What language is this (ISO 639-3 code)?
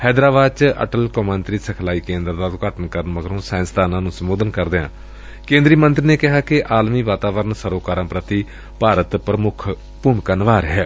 pan